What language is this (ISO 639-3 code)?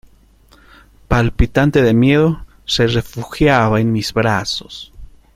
spa